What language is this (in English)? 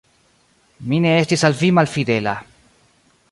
Esperanto